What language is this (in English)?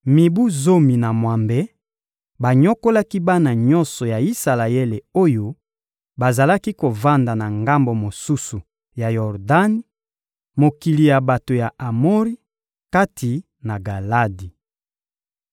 Lingala